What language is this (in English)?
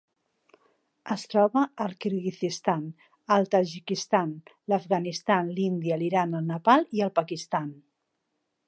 Catalan